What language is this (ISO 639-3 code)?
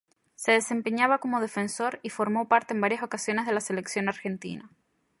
spa